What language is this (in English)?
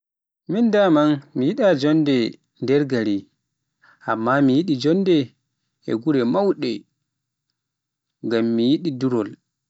Pular